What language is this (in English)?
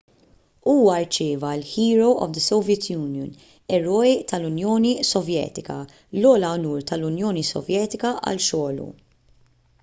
Maltese